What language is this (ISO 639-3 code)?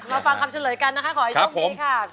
tha